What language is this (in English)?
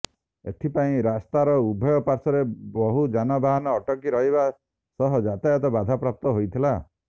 Odia